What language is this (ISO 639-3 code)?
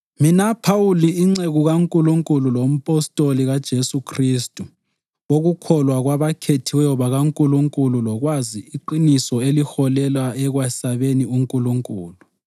nde